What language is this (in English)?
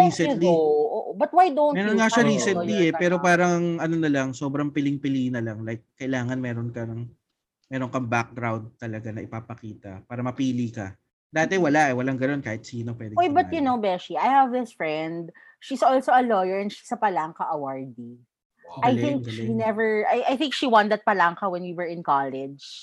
Filipino